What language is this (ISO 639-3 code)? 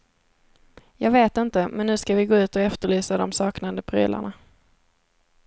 swe